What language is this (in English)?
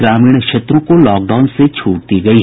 Hindi